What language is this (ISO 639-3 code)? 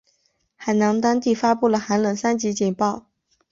zho